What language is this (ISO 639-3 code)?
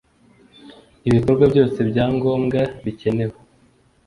kin